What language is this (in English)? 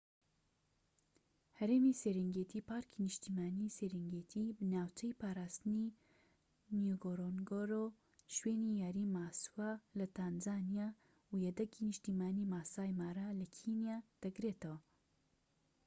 Central Kurdish